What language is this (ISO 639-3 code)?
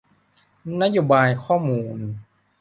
tha